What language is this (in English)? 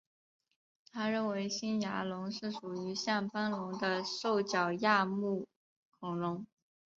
Chinese